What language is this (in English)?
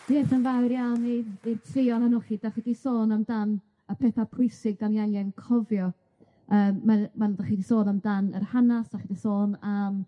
Welsh